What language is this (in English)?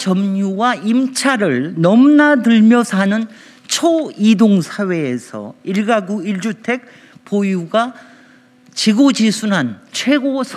Korean